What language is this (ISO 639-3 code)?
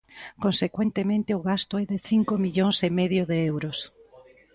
glg